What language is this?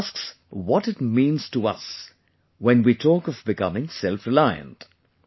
English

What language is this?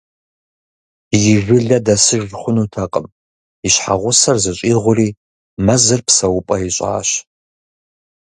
Kabardian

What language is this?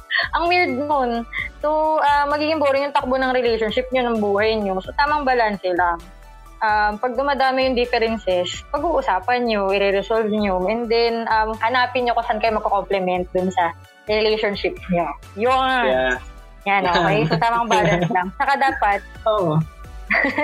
Filipino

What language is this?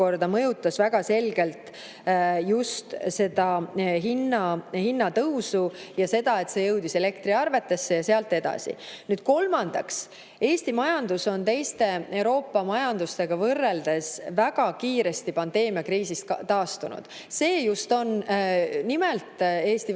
Estonian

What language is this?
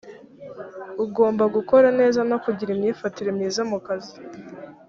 Kinyarwanda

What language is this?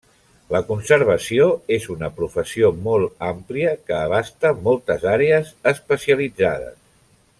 Catalan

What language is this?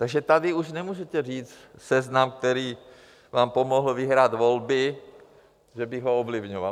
Czech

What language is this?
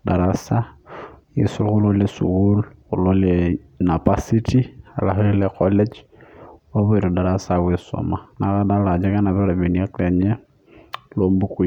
Masai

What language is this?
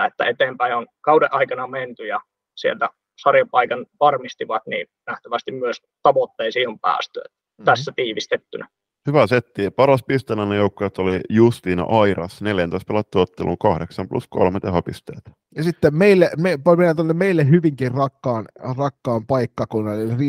Finnish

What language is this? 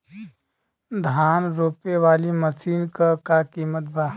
Bhojpuri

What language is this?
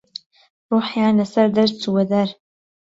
Central Kurdish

